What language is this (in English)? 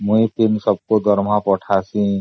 Odia